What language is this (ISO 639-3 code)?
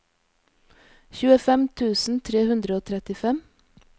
nor